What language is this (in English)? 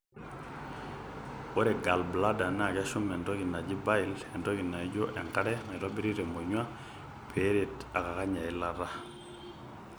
Masai